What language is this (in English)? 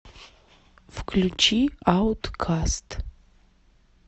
Russian